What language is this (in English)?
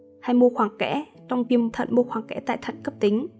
Vietnamese